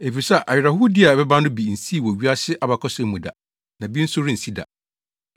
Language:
Akan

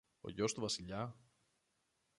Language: Greek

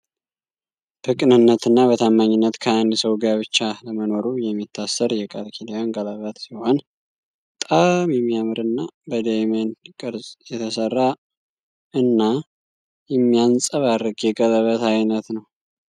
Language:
Amharic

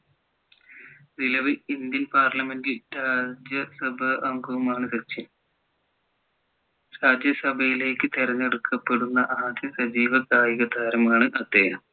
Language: Malayalam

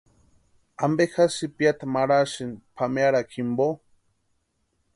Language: Western Highland Purepecha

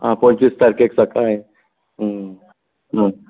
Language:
Konkani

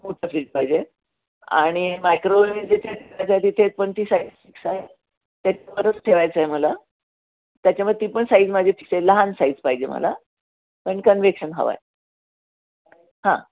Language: Marathi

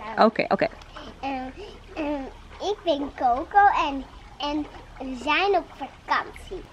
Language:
Dutch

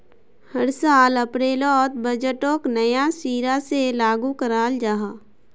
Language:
Magahi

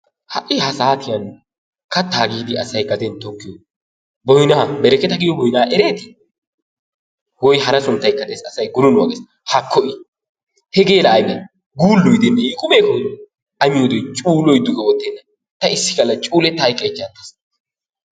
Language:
Wolaytta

